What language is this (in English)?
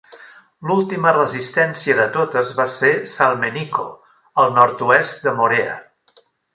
Catalan